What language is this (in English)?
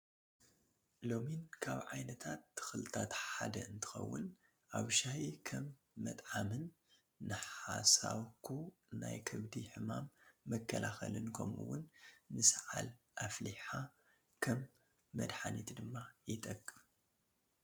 Tigrinya